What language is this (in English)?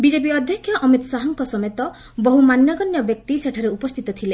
Odia